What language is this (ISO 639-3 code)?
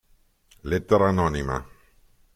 ita